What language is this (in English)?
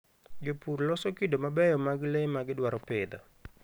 Luo (Kenya and Tanzania)